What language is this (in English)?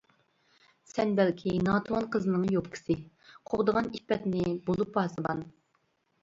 Uyghur